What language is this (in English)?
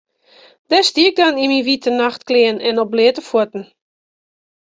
Western Frisian